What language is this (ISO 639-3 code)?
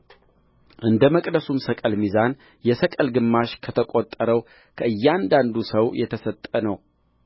amh